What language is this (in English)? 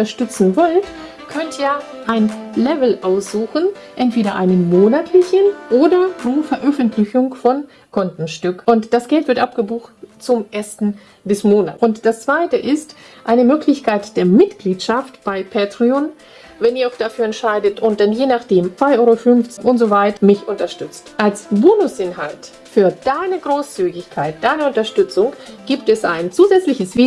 German